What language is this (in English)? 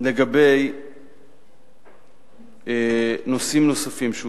Hebrew